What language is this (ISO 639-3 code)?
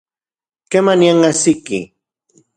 ncx